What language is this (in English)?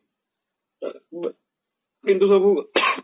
Odia